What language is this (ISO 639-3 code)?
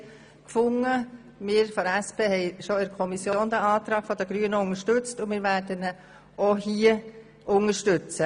gsw